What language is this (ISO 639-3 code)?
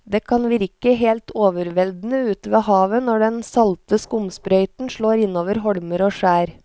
nor